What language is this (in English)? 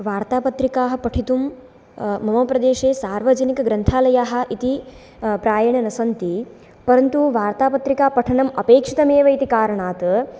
Sanskrit